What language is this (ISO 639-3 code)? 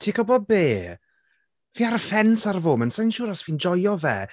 cym